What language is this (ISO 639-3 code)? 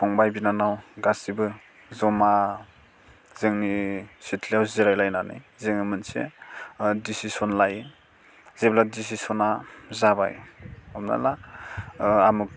brx